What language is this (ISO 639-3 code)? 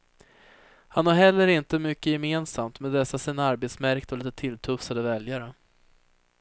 swe